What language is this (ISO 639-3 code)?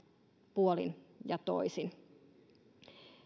fin